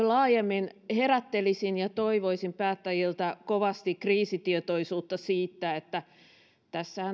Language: Finnish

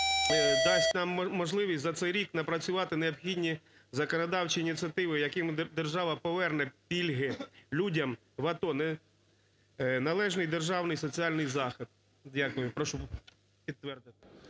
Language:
Ukrainian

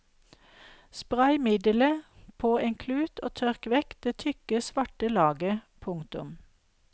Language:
Norwegian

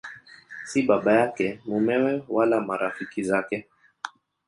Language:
Swahili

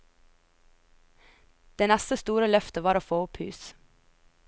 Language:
Norwegian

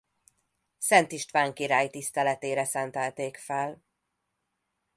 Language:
Hungarian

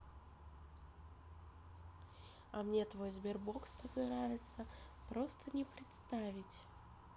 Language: Russian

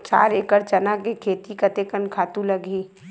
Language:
Chhattisgarhi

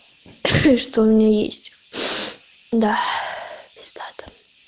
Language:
Russian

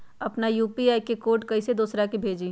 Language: Magahi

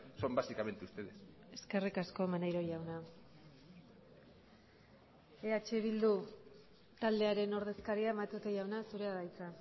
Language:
Basque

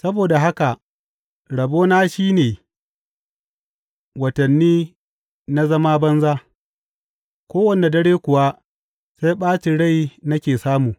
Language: Hausa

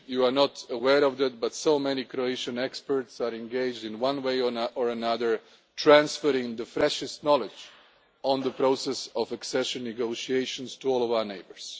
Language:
English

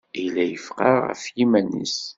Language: Kabyle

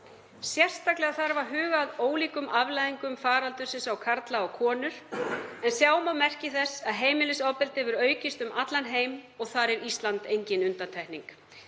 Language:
Icelandic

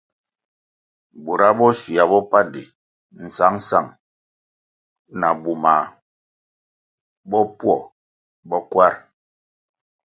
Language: Kwasio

